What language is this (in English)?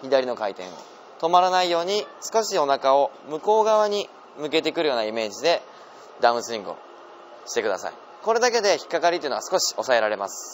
Japanese